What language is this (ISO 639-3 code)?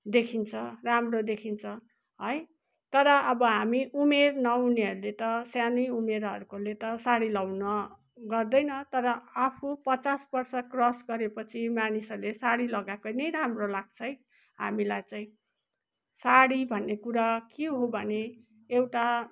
nep